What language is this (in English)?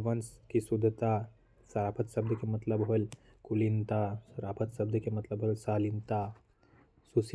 Korwa